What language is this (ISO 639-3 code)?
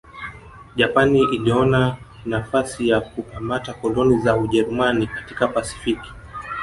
swa